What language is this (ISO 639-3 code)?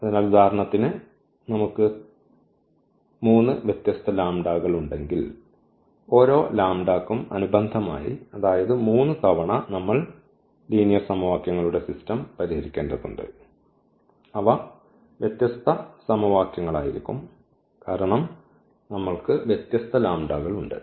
mal